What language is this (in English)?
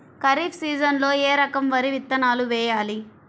Telugu